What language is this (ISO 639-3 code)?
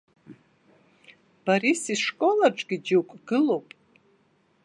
abk